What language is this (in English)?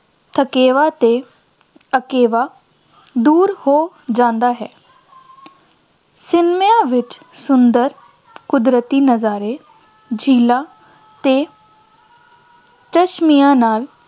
Punjabi